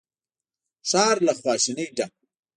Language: Pashto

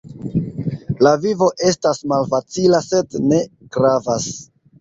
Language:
Esperanto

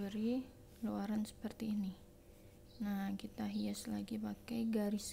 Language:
Indonesian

